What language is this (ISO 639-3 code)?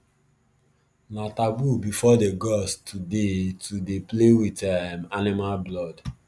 pcm